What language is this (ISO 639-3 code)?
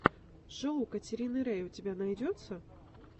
rus